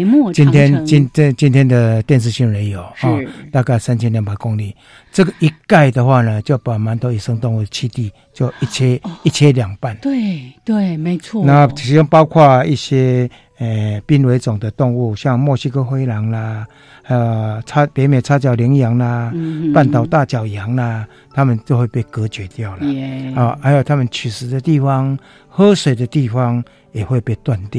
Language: Chinese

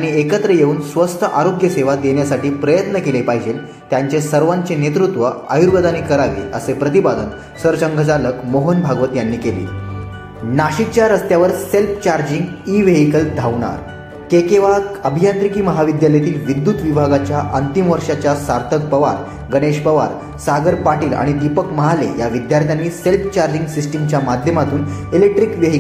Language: Marathi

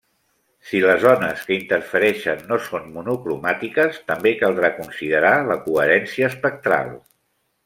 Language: Catalan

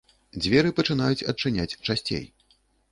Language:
Belarusian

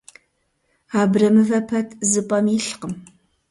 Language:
Kabardian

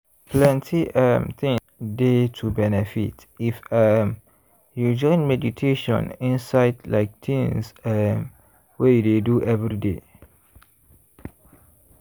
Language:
Nigerian Pidgin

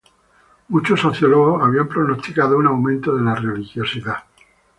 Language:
Spanish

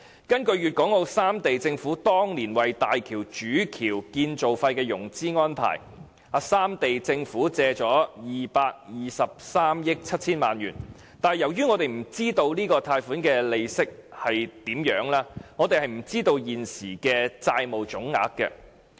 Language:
Cantonese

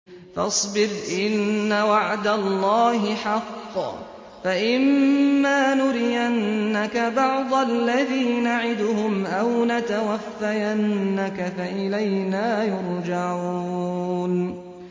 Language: Arabic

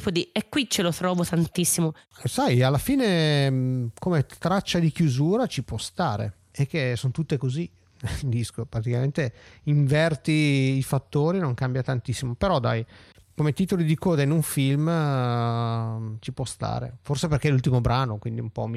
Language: Italian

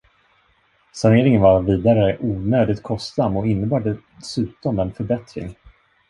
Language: Swedish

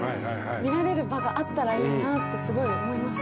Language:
Japanese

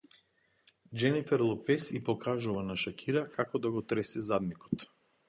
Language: Macedonian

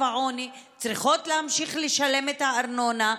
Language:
Hebrew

